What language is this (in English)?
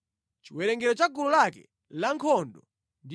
Nyanja